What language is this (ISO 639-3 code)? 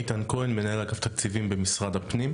heb